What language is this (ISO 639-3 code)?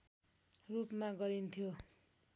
nep